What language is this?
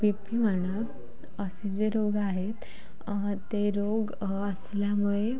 Marathi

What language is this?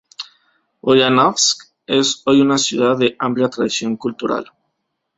Spanish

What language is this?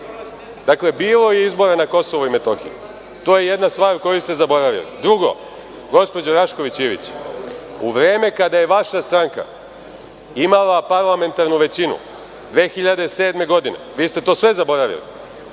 Serbian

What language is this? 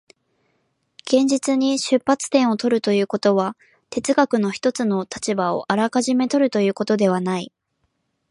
Japanese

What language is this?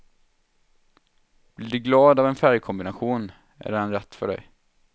Swedish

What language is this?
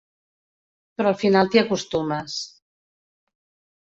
Catalan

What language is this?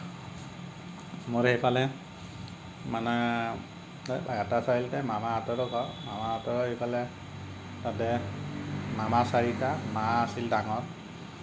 Assamese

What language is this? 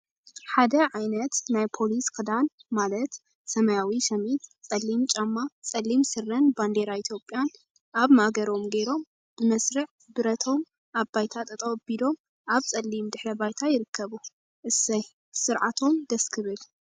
Tigrinya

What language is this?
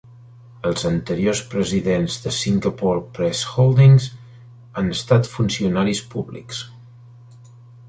Catalan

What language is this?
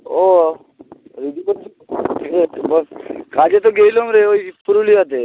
Bangla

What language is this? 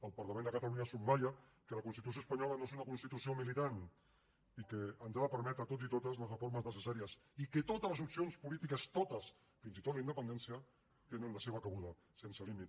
Catalan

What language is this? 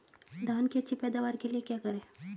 Hindi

